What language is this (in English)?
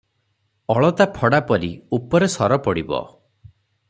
Odia